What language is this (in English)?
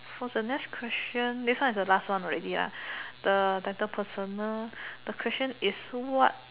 English